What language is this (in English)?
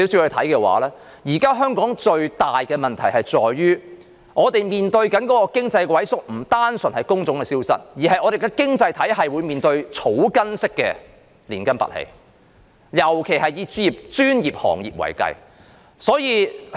Cantonese